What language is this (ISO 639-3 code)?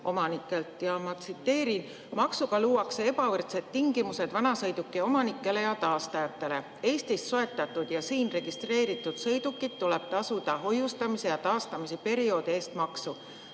est